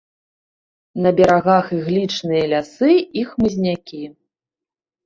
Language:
Belarusian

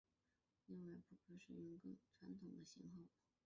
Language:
Chinese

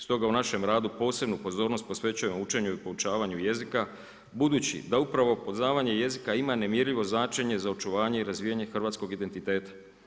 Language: Croatian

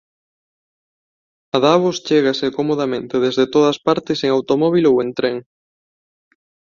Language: Galician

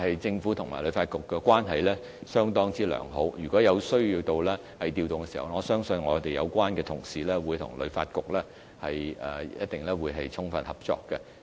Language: Cantonese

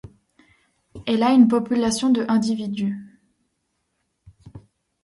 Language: French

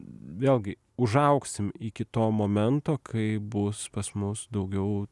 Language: Lithuanian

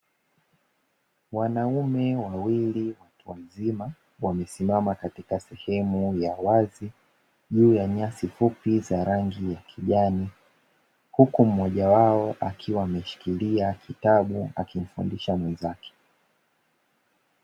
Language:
Swahili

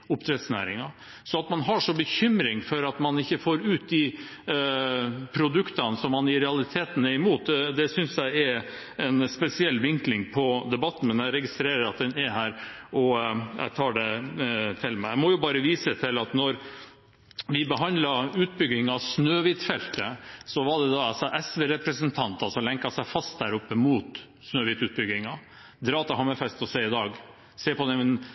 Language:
Norwegian Bokmål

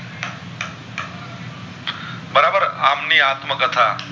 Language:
Gujarati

